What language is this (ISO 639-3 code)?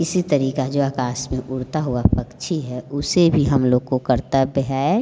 hin